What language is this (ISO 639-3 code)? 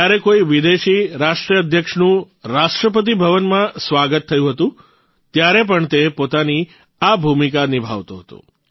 guj